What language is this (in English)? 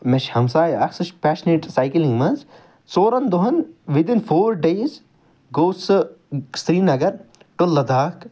Kashmiri